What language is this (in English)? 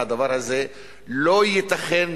Hebrew